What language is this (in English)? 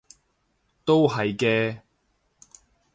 Cantonese